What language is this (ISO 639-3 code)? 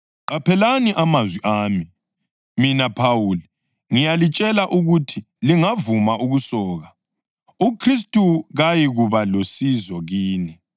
nde